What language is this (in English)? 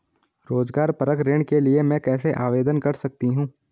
Hindi